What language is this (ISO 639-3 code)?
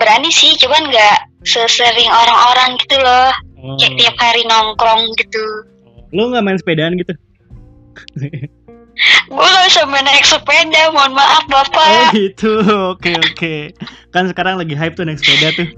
ind